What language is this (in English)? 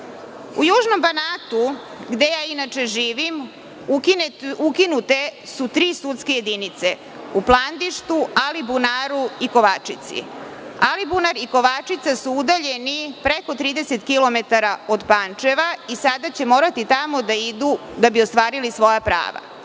Serbian